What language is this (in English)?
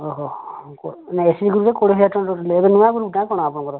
Odia